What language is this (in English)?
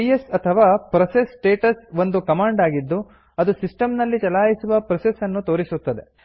Kannada